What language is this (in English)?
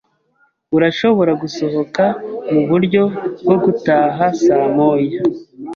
Kinyarwanda